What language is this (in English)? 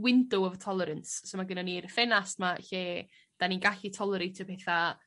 Welsh